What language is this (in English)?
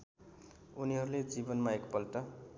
Nepali